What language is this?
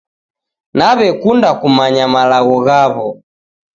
Taita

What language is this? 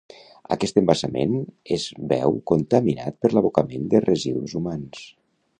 Catalan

